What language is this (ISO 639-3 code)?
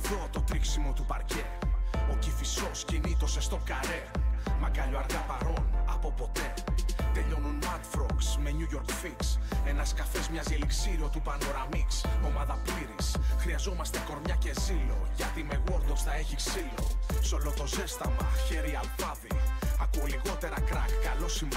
ell